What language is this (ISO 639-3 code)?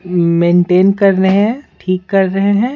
hin